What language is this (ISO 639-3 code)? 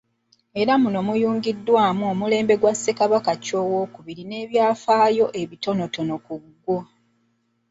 lug